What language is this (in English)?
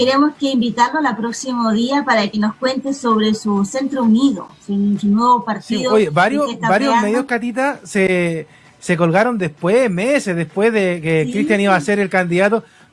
Spanish